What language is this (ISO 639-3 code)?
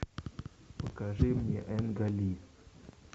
rus